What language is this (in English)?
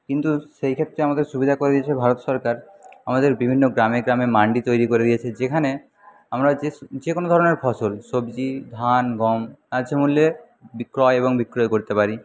Bangla